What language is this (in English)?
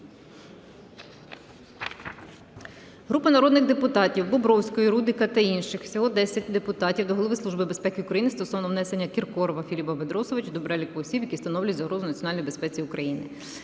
Ukrainian